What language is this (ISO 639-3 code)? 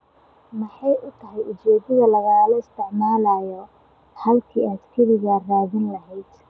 som